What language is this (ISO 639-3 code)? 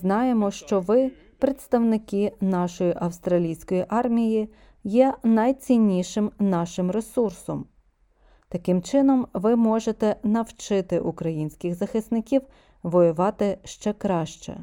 ukr